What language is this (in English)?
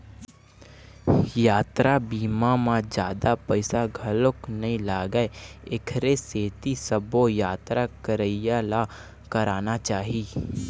Chhattisgarhi